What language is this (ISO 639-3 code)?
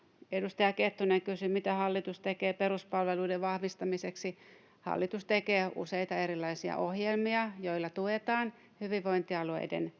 fin